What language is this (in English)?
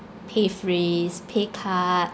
English